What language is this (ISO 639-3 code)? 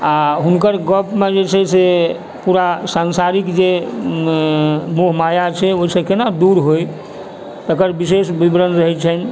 mai